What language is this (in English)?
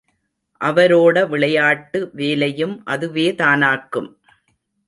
Tamil